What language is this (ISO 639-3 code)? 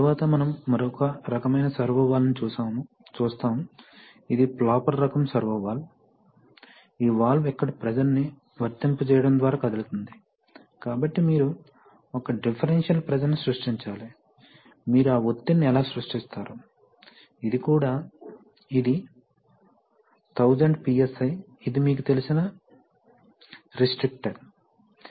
tel